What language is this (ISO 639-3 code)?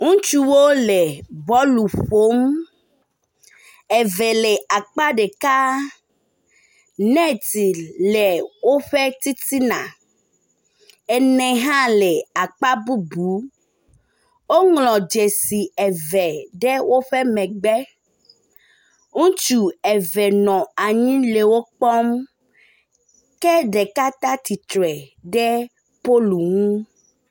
ewe